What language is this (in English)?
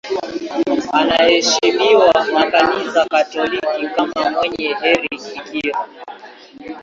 Swahili